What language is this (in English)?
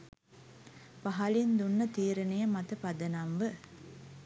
Sinhala